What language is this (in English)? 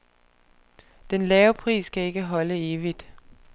Danish